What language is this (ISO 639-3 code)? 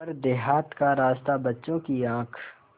hin